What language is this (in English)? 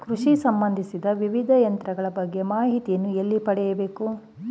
Kannada